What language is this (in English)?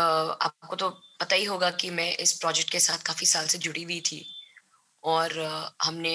Hindi